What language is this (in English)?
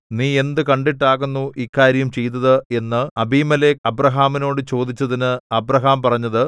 Malayalam